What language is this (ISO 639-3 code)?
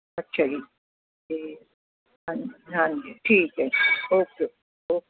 pan